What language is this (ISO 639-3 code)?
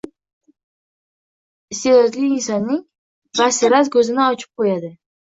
uzb